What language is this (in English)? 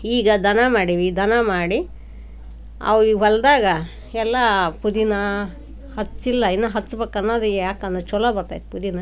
Kannada